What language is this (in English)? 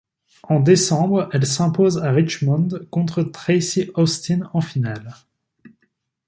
French